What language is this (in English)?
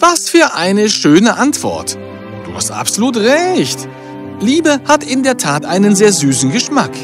German